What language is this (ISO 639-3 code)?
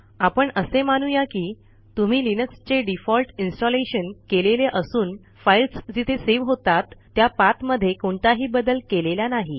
mar